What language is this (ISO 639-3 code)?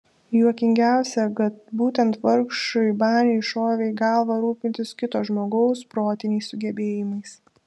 lit